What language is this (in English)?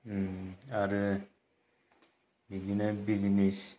Bodo